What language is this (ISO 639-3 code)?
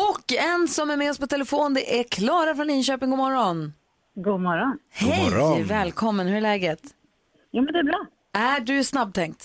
swe